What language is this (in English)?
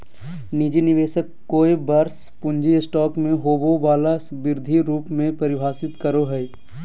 Magahi